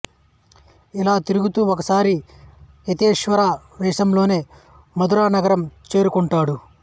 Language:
Telugu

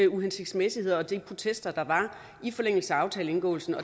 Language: Danish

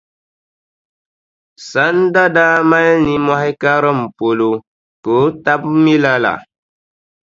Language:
Dagbani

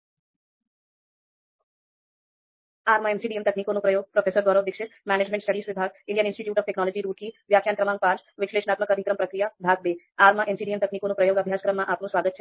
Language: Gujarati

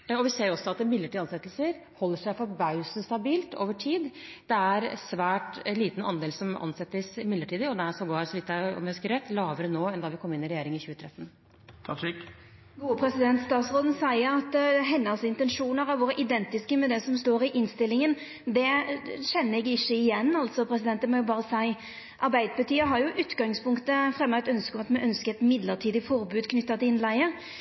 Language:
Norwegian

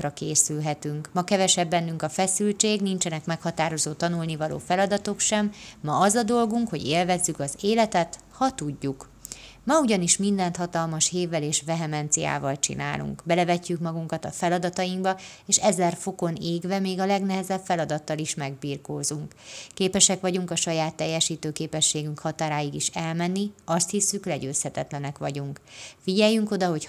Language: Hungarian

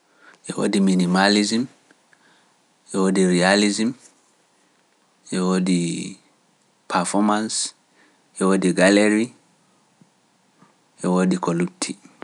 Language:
Pular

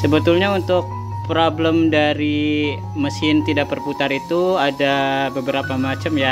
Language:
Indonesian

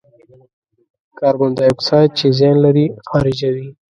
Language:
Pashto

